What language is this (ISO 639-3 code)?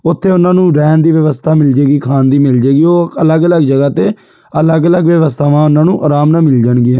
pan